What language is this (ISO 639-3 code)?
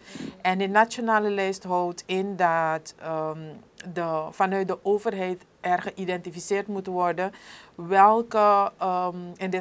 nld